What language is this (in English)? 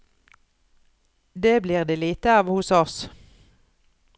Norwegian